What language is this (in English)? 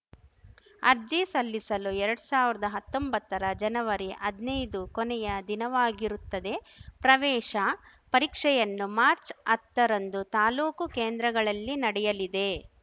Kannada